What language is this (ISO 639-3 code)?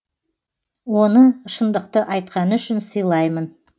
kaz